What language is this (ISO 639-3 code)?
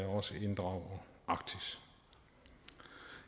dan